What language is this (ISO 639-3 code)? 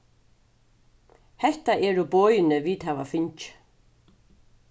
fao